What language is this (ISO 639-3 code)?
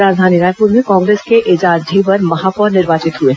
hin